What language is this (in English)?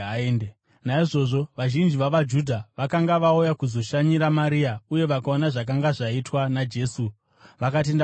Shona